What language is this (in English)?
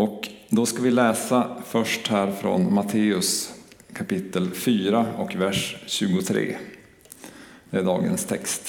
Swedish